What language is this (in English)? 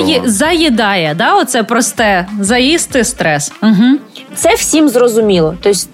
Ukrainian